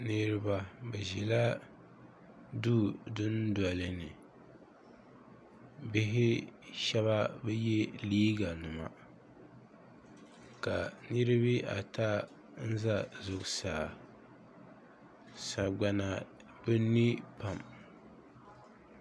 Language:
Dagbani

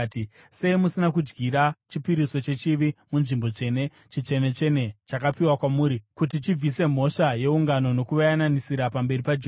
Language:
Shona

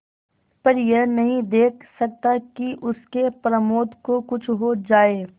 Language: Hindi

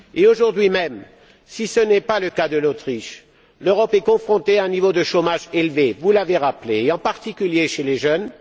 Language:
French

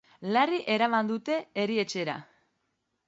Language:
Basque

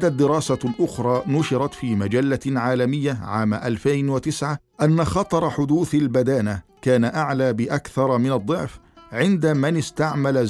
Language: Arabic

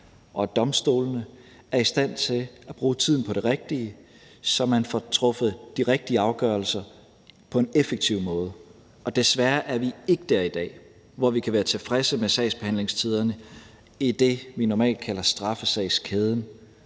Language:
Danish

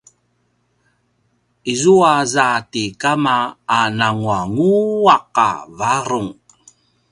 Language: Paiwan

